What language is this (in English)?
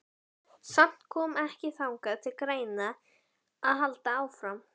Icelandic